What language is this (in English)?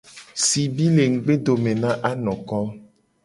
Gen